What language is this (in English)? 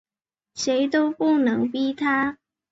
Chinese